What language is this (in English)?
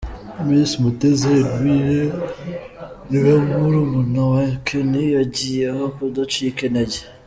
Kinyarwanda